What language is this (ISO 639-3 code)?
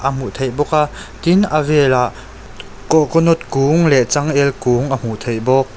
lus